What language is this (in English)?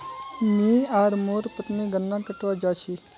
Magahi